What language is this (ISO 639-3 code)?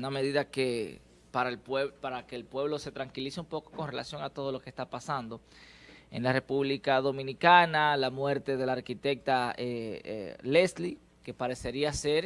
spa